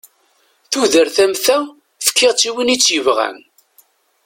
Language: Kabyle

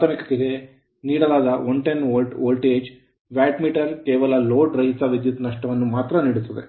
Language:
Kannada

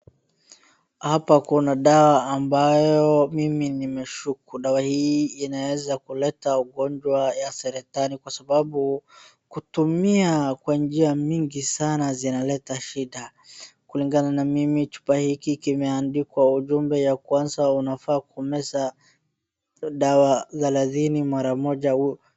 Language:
Swahili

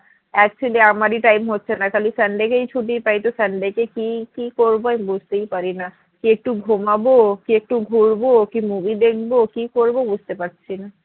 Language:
Bangla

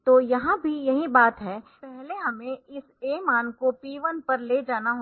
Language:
Hindi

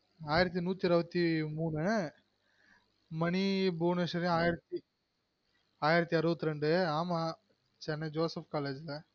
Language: Tamil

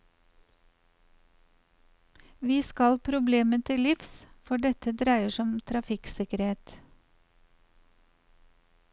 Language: Norwegian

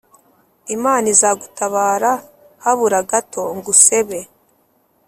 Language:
Kinyarwanda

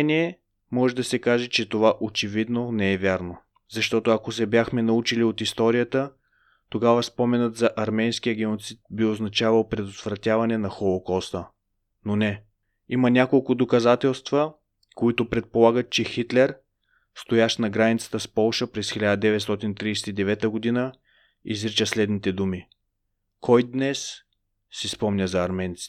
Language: Bulgarian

